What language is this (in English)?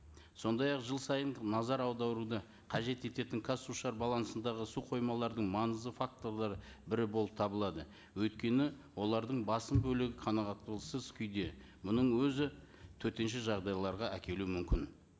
Kazakh